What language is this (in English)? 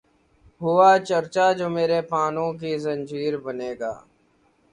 Urdu